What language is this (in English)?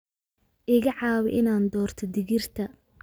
Somali